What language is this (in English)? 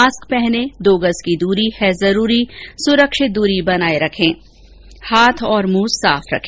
Hindi